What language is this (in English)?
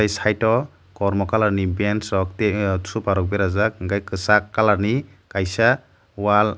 Kok Borok